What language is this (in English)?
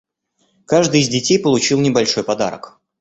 Russian